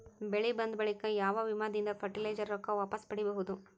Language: Kannada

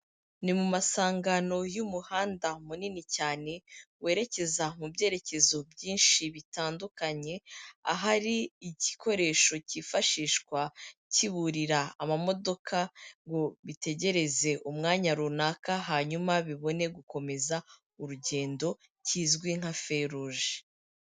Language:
Kinyarwanda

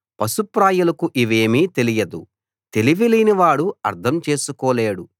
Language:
Telugu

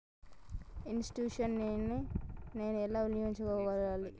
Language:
Telugu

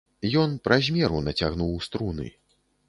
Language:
Belarusian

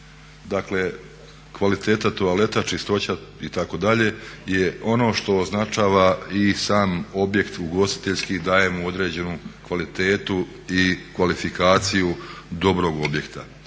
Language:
Croatian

